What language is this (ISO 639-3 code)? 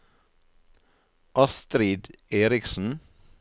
nor